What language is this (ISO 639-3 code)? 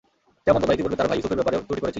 ben